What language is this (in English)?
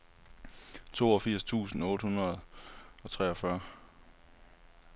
Danish